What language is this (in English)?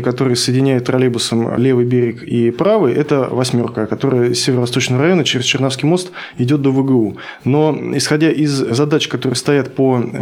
Russian